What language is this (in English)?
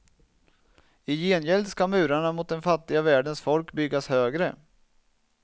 Swedish